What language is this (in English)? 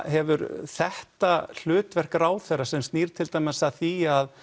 Icelandic